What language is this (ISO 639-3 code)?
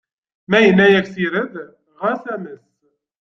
kab